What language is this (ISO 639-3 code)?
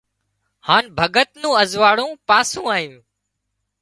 kxp